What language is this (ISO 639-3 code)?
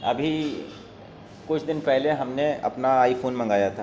urd